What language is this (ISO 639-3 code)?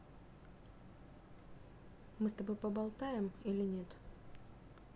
rus